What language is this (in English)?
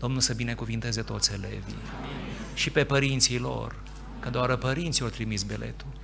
Romanian